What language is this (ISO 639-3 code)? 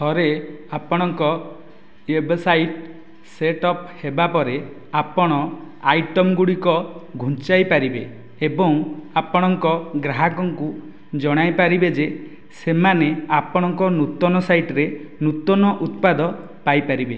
ori